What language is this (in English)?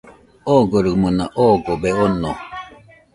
Nüpode Huitoto